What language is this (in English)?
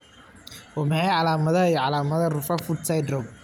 Somali